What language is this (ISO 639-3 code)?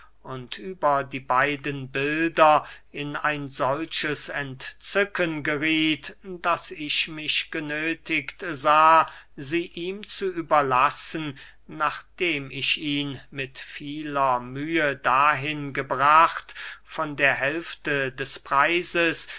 deu